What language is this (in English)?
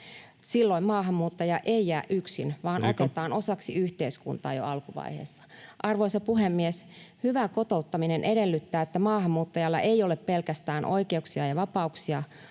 Finnish